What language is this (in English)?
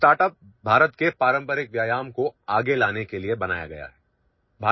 Odia